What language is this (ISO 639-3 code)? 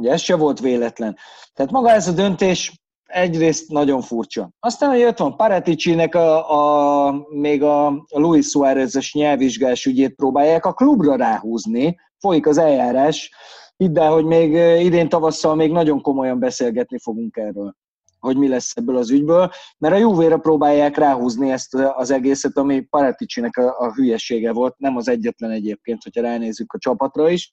hun